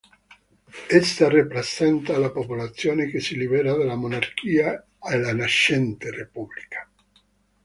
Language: Italian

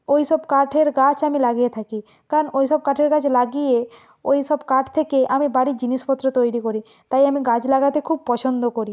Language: Bangla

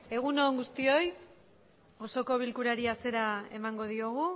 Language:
Basque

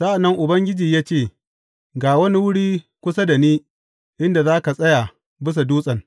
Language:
Hausa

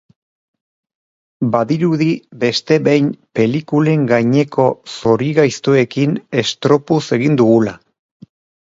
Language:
Basque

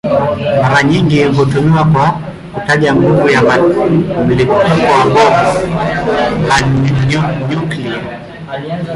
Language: Swahili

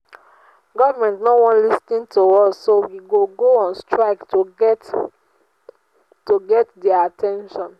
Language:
Nigerian Pidgin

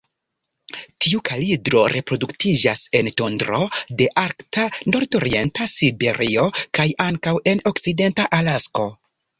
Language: Esperanto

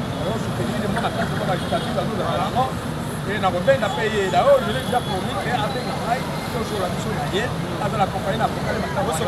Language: French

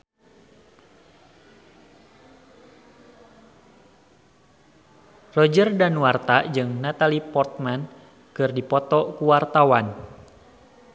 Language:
Sundanese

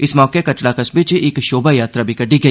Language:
Dogri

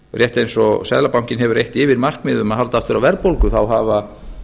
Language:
Icelandic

